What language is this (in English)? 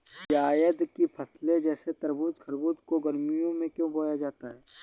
Hindi